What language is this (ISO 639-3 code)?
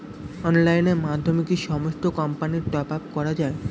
ben